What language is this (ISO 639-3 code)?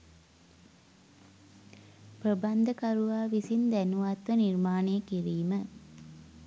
sin